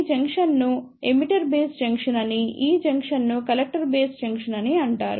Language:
Telugu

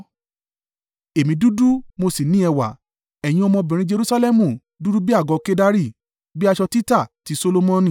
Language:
Yoruba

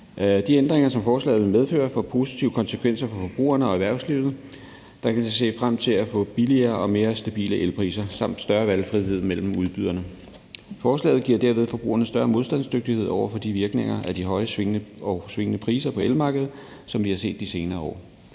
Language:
Danish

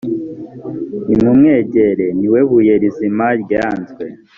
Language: Kinyarwanda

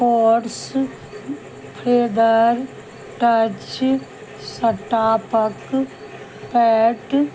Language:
Maithili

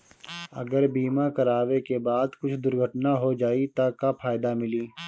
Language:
Bhojpuri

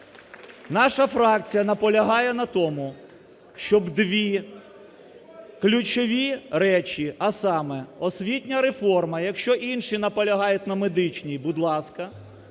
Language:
Ukrainian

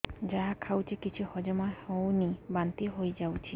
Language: Odia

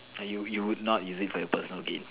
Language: English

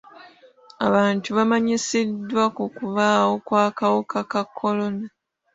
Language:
Ganda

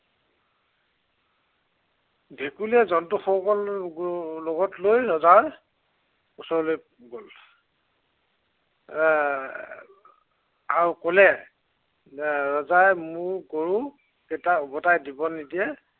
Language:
Assamese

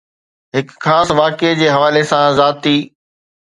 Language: Sindhi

